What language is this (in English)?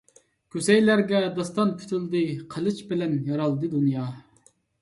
Uyghur